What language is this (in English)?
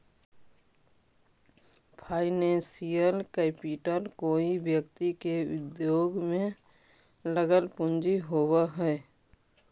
Magahi